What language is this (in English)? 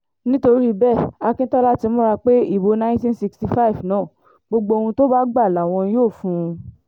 Yoruba